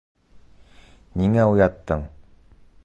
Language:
Bashkir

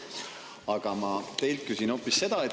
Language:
Estonian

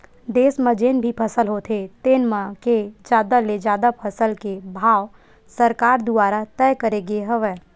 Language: Chhattisgarhi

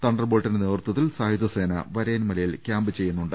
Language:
Malayalam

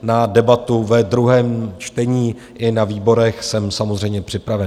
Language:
Czech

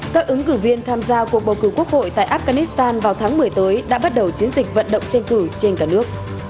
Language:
Vietnamese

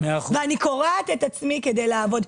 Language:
Hebrew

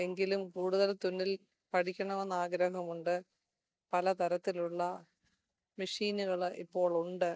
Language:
Malayalam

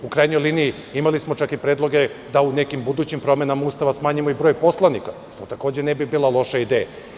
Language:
Serbian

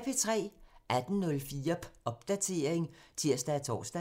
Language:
Danish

